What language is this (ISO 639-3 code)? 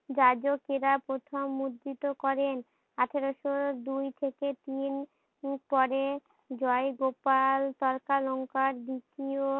ben